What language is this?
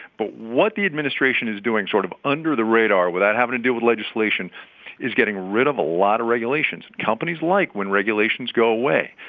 English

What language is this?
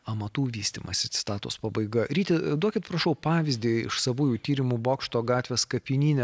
Lithuanian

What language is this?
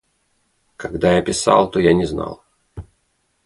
Russian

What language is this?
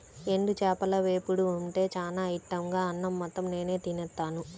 Telugu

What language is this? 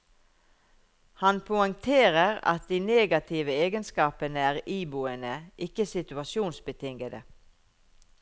Norwegian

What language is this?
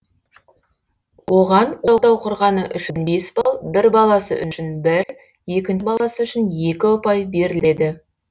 Kazakh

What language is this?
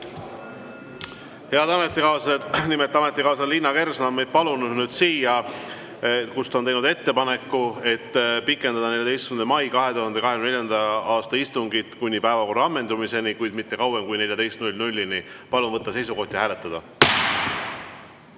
Estonian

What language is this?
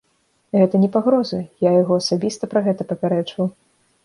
Belarusian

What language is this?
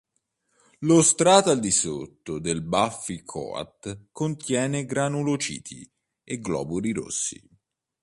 Italian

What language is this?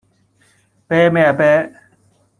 Cantonese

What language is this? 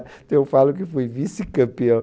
Portuguese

